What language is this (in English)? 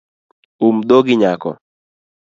Luo (Kenya and Tanzania)